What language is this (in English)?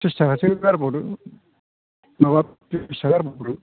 Bodo